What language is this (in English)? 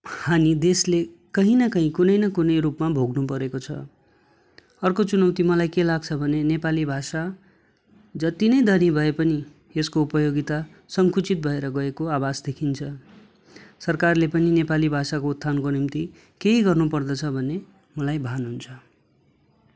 Nepali